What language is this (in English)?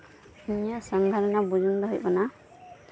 Santali